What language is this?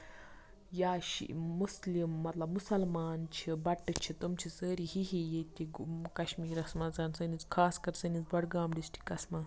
Kashmiri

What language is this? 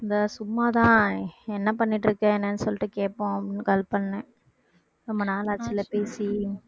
Tamil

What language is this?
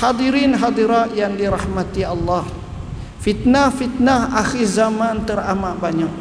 Malay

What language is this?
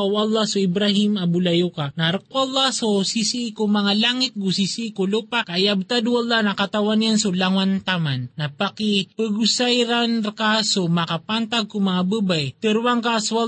Filipino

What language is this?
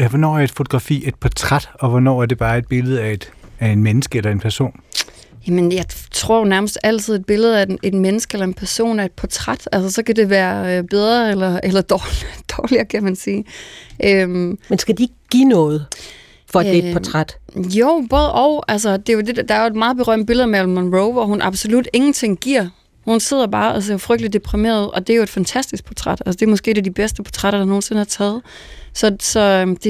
Danish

